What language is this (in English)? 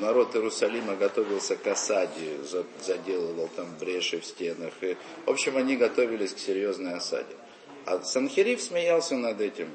Russian